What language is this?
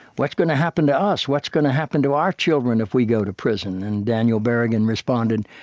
English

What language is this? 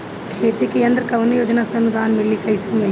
Bhojpuri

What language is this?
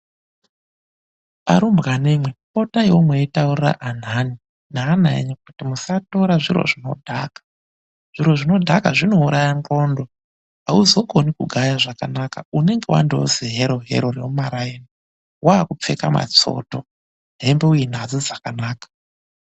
Ndau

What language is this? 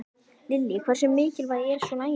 Icelandic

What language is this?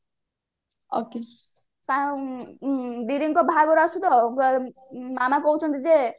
Odia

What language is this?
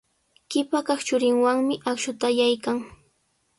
Sihuas Ancash Quechua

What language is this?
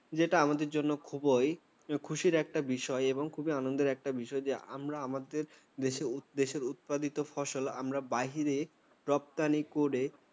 Bangla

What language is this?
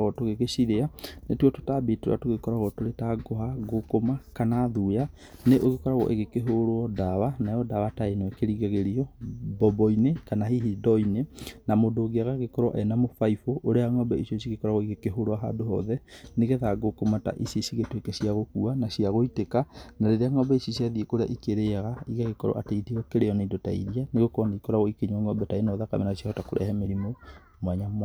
Kikuyu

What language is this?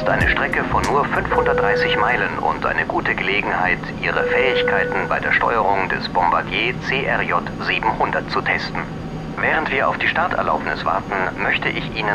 German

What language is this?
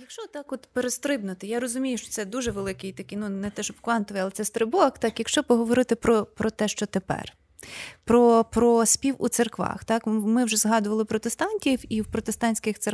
Ukrainian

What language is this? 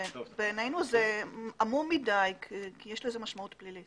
Hebrew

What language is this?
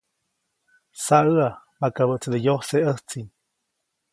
Copainalá Zoque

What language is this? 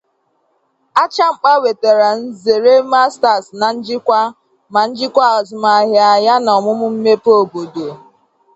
Igbo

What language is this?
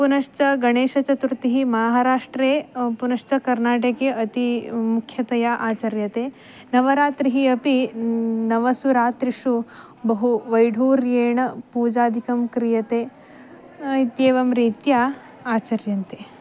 Sanskrit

